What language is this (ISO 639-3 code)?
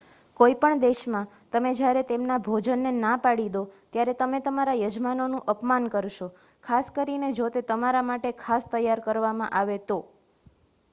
guj